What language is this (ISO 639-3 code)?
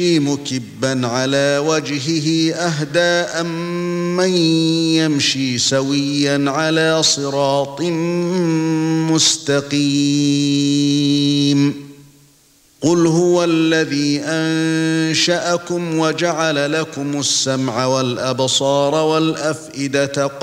ara